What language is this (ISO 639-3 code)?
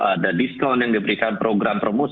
ind